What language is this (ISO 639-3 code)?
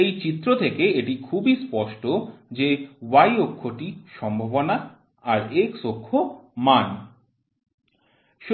ben